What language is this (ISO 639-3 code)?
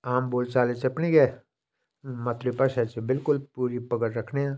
doi